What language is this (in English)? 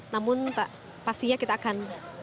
Indonesian